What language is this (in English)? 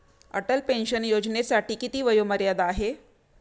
Marathi